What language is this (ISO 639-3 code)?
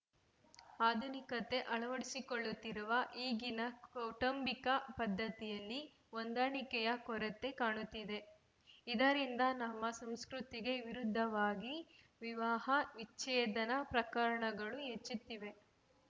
kan